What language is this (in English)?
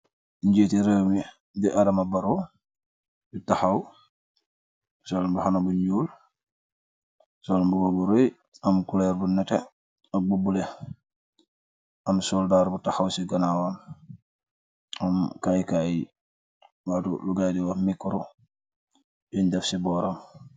Wolof